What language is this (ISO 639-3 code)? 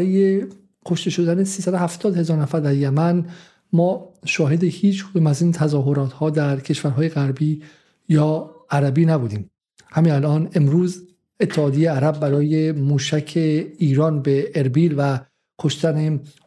fas